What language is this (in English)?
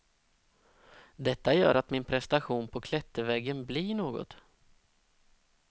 Swedish